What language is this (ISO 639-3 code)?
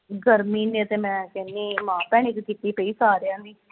pan